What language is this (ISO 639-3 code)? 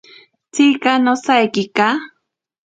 prq